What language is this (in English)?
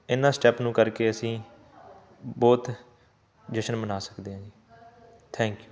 Punjabi